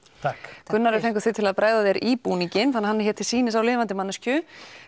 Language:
Icelandic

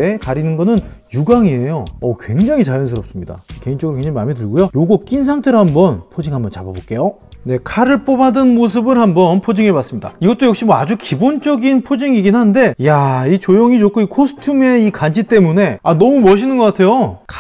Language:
Korean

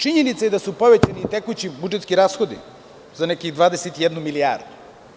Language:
Serbian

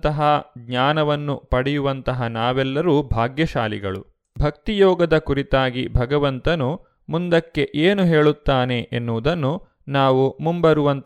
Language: Kannada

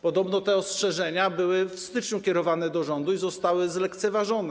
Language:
Polish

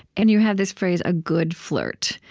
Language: English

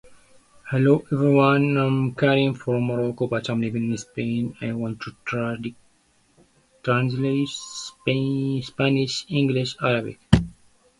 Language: Spanish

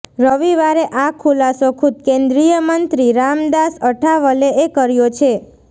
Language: Gujarati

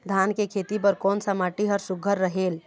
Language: Chhattisgarhi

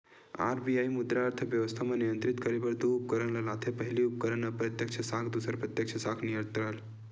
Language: Chhattisgarhi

